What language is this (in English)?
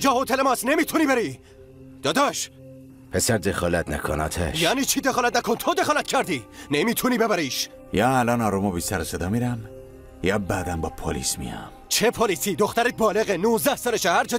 Persian